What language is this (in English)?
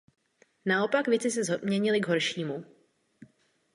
Czech